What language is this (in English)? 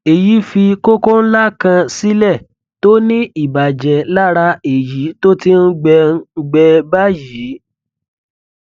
Yoruba